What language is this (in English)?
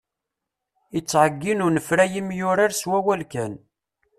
Kabyle